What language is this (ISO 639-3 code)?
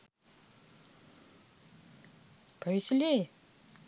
rus